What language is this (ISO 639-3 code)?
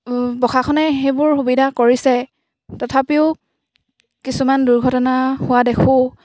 asm